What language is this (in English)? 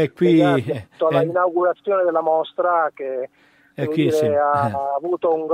Italian